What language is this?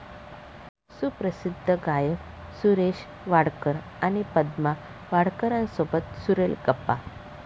Marathi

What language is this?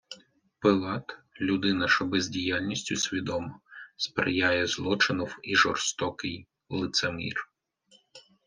Ukrainian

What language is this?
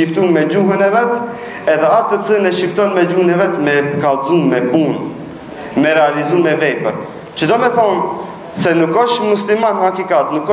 Romanian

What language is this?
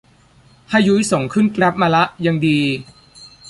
Thai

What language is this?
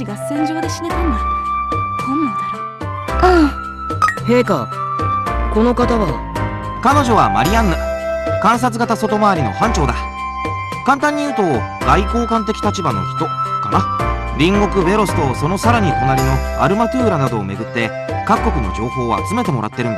Japanese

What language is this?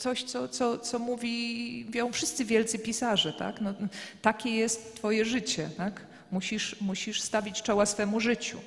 Polish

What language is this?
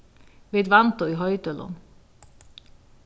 Faroese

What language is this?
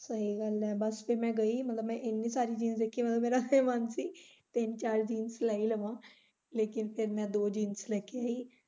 Punjabi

